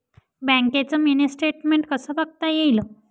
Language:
Marathi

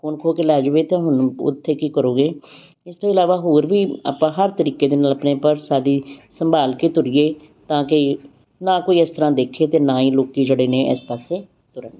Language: Punjabi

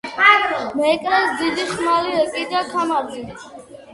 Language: Georgian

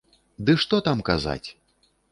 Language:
Belarusian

